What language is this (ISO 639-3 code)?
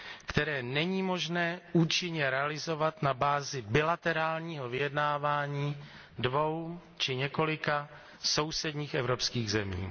ces